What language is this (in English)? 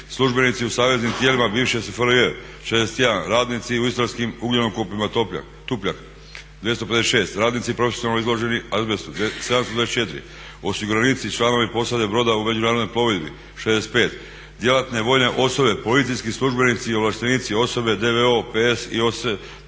Croatian